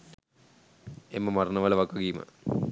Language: Sinhala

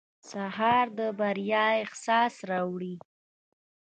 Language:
Pashto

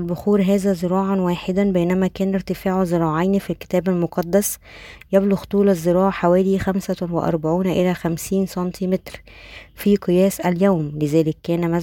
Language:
Arabic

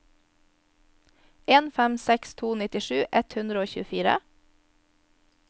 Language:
Norwegian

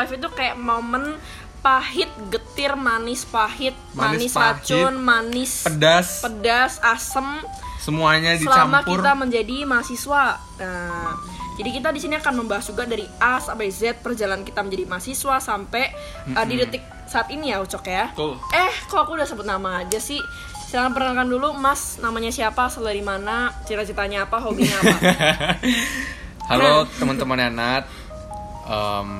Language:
Indonesian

